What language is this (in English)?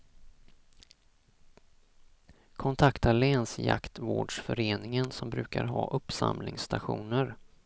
Swedish